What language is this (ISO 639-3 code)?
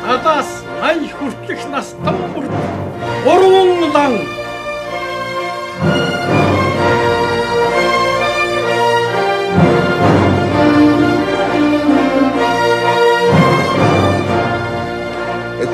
tur